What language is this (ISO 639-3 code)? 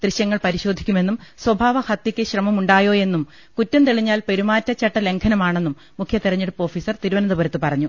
mal